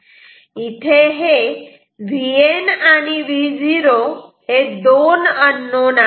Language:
Marathi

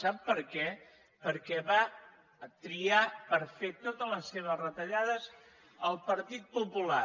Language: Catalan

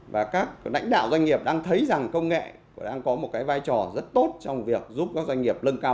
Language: Vietnamese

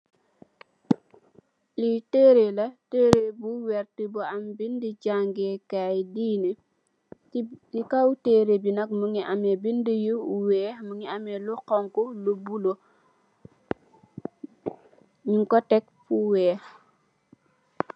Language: Wolof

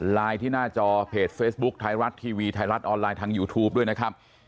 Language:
Thai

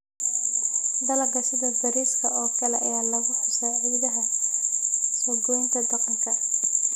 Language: Somali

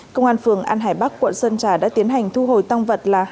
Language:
Vietnamese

